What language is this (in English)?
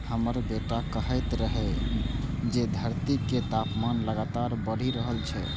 Maithili